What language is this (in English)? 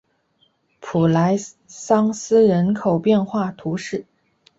Chinese